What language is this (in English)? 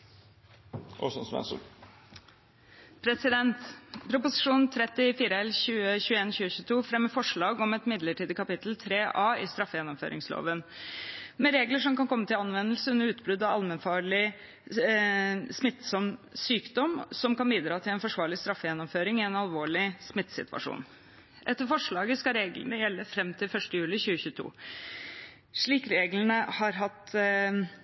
Norwegian